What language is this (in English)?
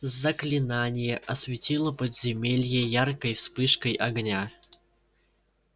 Russian